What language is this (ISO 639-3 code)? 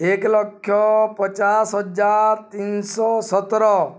ori